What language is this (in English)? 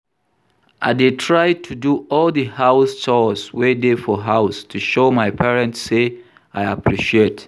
Nigerian Pidgin